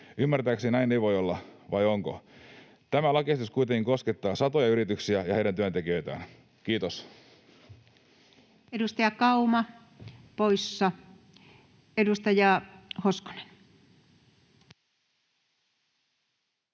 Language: Finnish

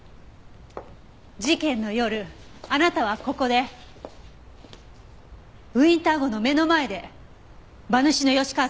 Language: Japanese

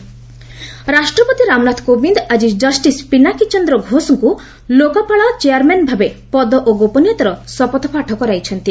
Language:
Odia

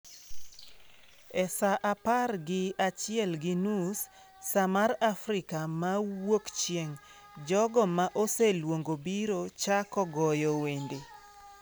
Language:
Luo (Kenya and Tanzania)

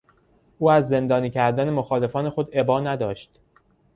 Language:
Persian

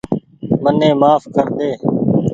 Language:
Goaria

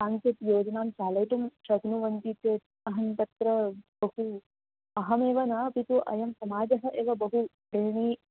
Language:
Sanskrit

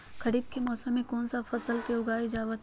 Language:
Magahi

